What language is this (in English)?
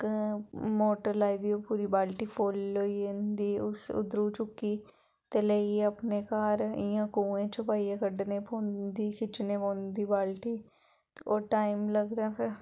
Dogri